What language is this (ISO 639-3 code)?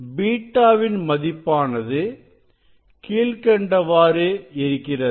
tam